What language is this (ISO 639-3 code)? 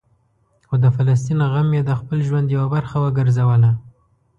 pus